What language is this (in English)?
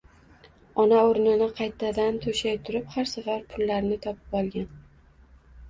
Uzbek